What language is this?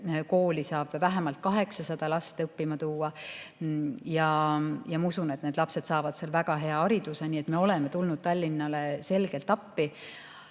Estonian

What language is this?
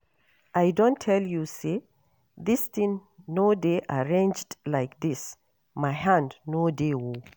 Nigerian Pidgin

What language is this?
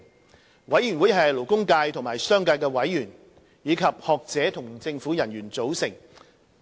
Cantonese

